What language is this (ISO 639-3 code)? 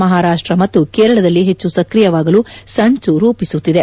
kan